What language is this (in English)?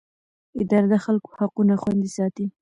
Pashto